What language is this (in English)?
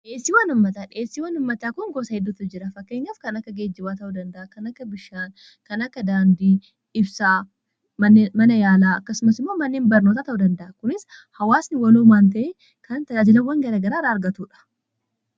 Oromo